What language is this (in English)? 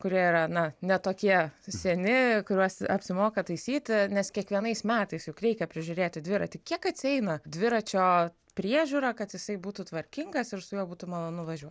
Lithuanian